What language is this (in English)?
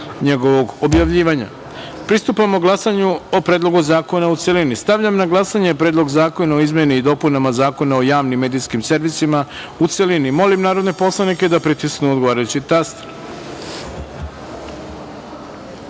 Serbian